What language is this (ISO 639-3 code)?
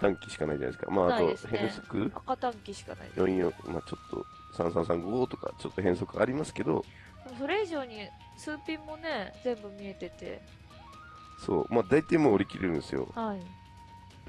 jpn